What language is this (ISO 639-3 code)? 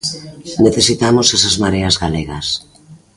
glg